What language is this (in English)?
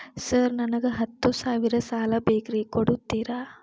Kannada